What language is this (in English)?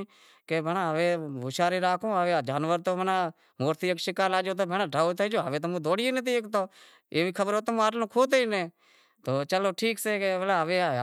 Wadiyara Koli